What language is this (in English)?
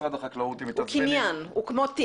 Hebrew